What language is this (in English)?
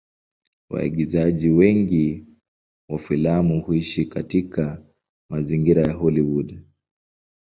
Swahili